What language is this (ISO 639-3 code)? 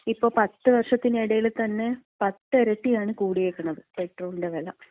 mal